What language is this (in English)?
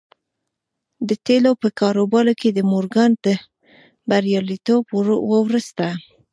Pashto